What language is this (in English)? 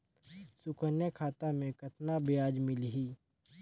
Chhattisgarhi